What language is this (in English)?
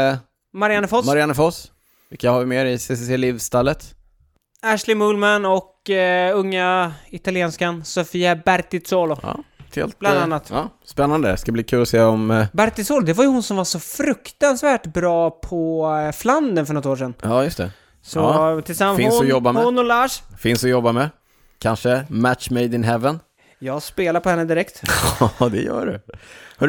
Swedish